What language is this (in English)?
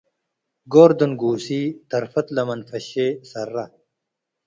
Tigre